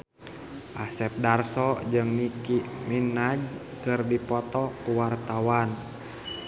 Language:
Sundanese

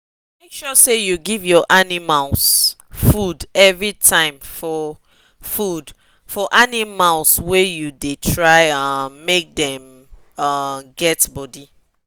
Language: Nigerian Pidgin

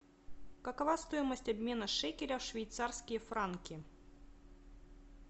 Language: Russian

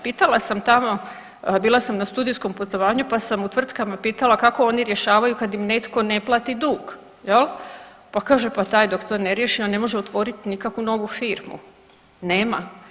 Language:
Croatian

